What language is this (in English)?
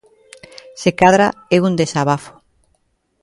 Galician